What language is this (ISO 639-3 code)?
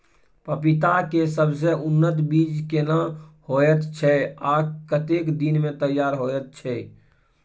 mai